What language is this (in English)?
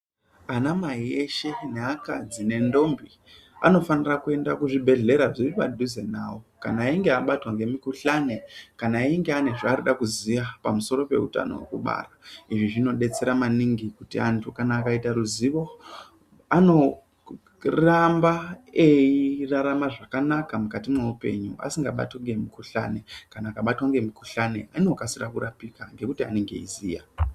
Ndau